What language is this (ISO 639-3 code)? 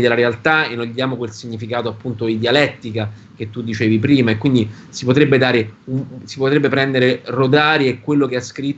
ita